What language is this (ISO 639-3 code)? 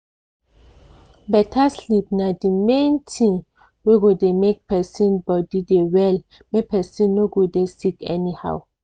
pcm